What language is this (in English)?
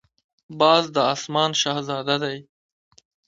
Pashto